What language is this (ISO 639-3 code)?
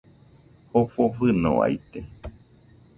hux